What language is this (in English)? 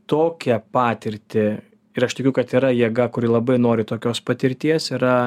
Lithuanian